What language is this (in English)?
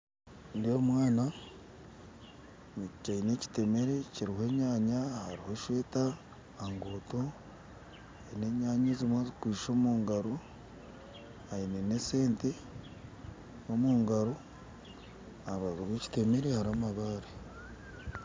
Nyankole